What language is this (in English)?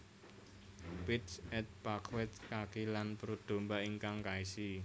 Javanese